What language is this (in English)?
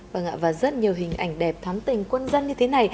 Vietnamese